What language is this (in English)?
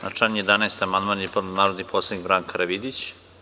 Serbian